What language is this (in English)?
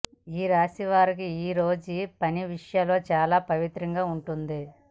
Telugu